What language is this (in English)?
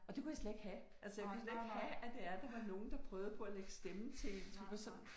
Danish